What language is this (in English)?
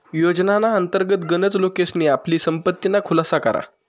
Marathi